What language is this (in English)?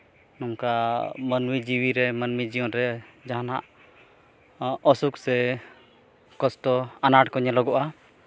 Santali